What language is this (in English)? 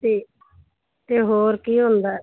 Punjabi